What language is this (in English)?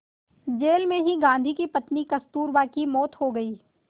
Hindi